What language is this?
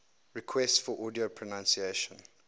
English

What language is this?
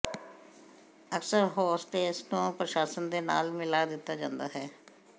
Punjabi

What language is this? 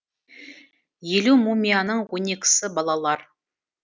Kazakh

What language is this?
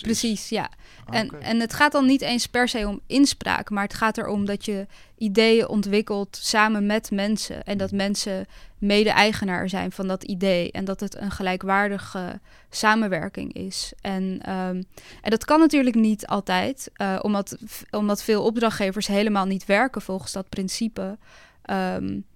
Dutch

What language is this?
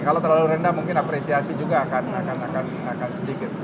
Indonesian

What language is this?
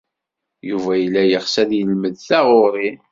Kabyle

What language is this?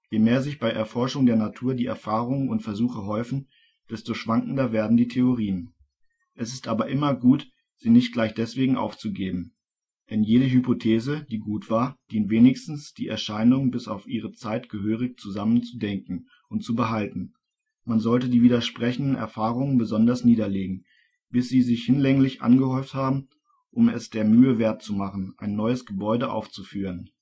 German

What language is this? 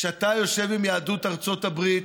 Hebrew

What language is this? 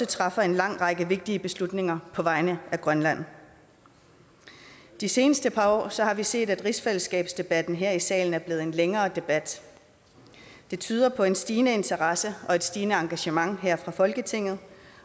Danish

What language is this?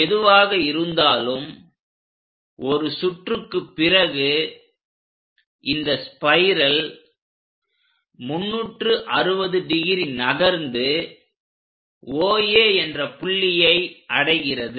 Tamil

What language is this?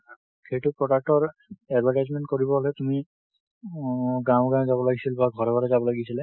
Assamese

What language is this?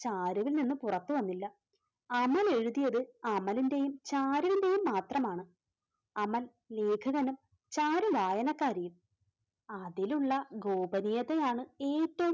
Malayalam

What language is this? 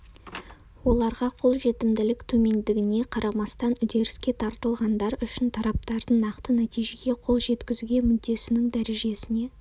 Kazakh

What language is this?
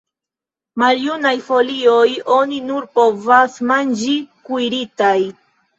Esperanto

